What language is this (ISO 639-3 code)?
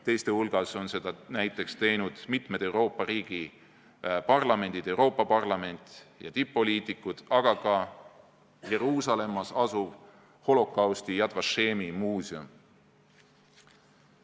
est